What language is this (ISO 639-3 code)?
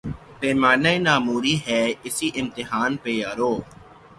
urd